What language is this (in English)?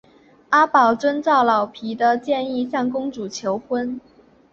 Chinese